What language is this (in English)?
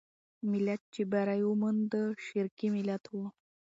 Pashto